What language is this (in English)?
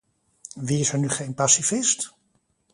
Dutch